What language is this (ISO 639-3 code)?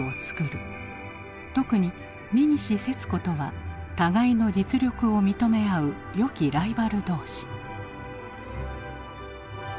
jpn